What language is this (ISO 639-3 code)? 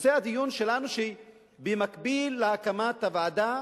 heb